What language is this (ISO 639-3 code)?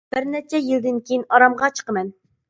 uig